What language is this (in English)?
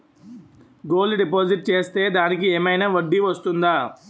Telugu